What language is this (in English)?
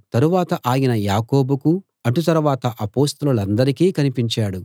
Telugu